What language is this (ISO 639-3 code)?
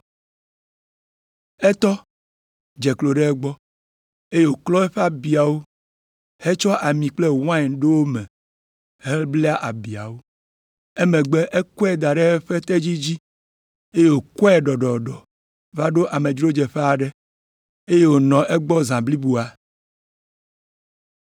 ewe